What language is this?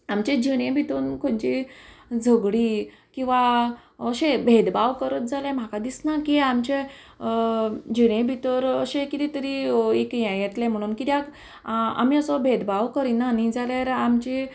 Konkani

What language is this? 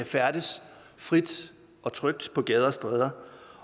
Danish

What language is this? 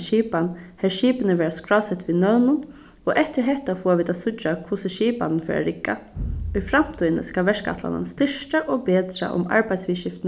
Faroese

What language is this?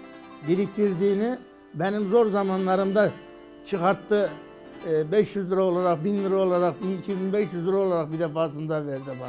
Turkish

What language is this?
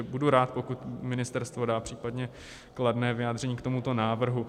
Czech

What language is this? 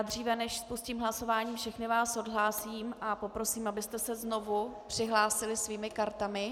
Czech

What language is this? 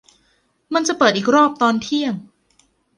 Thai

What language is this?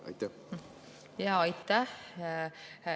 Estonian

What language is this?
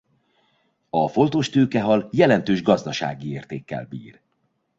Hungarian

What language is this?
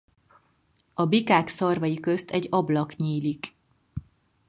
Hungarian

